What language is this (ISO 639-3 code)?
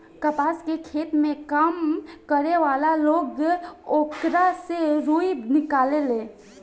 bho